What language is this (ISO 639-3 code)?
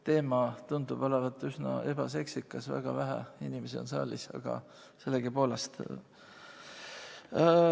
est